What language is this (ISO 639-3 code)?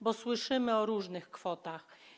pol